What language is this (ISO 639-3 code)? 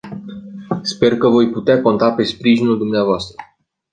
ron